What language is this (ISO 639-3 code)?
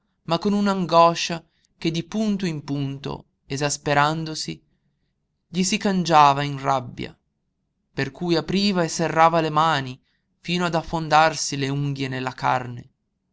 ita